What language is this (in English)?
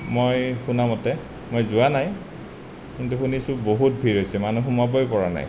Assamese